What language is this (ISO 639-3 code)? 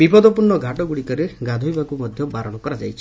ori